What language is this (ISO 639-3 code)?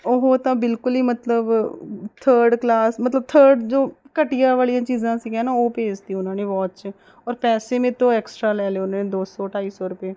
pan